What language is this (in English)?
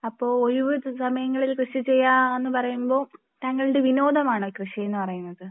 Malayalam